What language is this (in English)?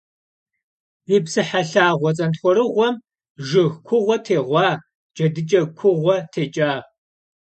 Kabardian